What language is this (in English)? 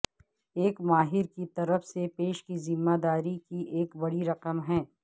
Urdu